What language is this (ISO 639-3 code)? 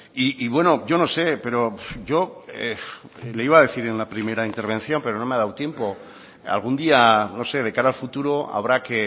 spa